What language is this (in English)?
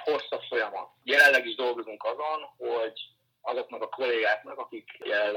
Hungarian